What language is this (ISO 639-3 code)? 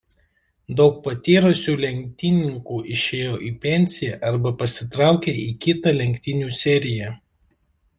lit